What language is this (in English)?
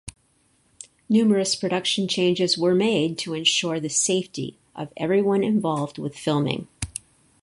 English